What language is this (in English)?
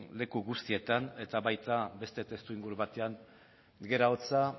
Basque